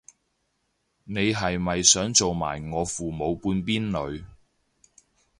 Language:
Cantonese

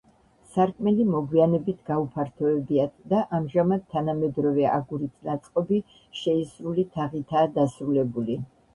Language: Georgian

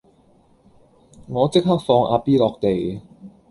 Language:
Cantonese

